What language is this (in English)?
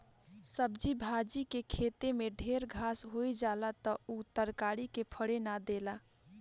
Bhojpuri